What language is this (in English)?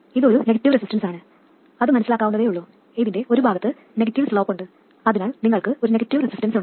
Malayalam